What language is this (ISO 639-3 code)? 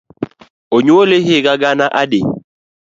luo